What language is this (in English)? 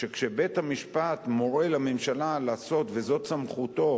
Hebrew